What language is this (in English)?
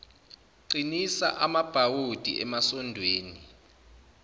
Zulu